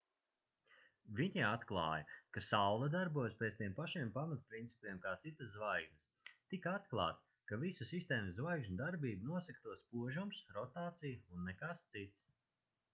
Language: Latvian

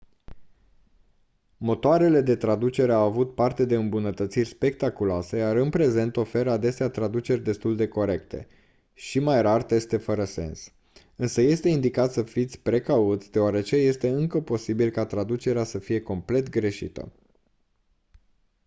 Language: Romanian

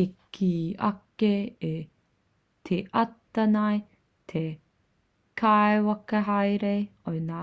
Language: Māori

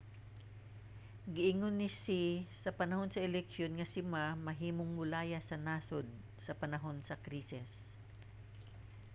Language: Cebuano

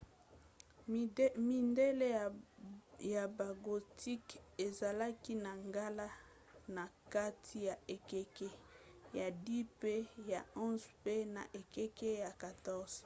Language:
Lingala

